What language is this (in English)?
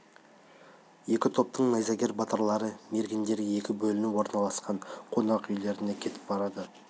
Kazakh